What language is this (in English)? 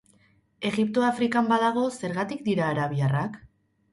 Basque